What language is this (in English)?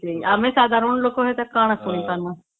Odia